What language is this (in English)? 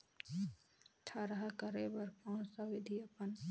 Chhattisgarhi